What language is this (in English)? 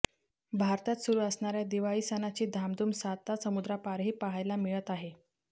Marathi